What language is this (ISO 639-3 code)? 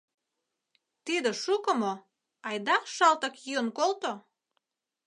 chm